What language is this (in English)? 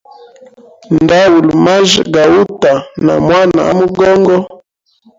Hemba